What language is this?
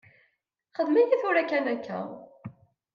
Kabyle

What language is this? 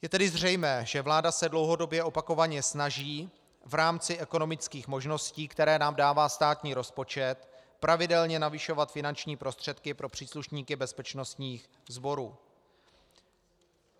Czech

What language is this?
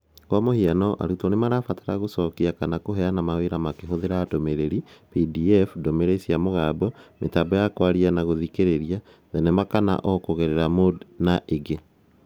Kikuyu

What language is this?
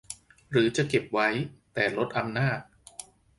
Thai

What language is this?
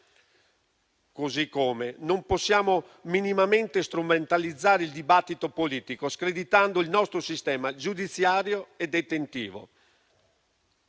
Italian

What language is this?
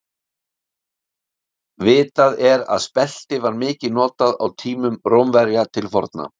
Icelandic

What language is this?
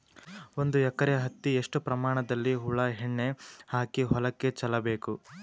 Kannada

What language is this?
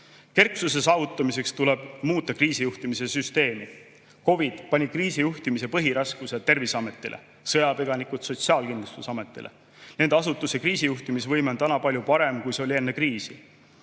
Estonian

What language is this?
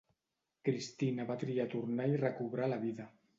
Catalan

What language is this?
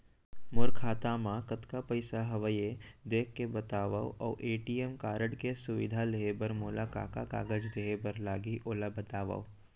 Chhattisgarhi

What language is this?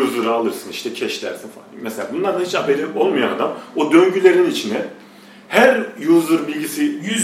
Turkish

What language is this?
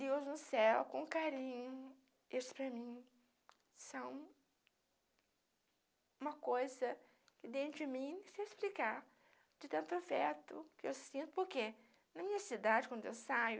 Portuguese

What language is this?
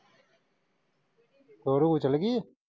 Punjabi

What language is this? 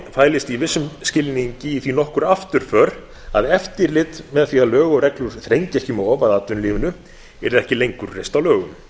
Icelandic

